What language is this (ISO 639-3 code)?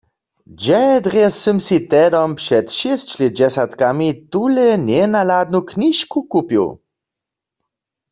hsb